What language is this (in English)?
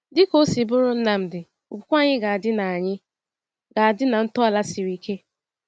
Igbo